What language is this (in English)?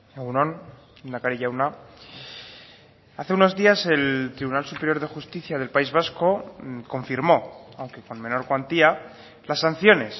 Spanish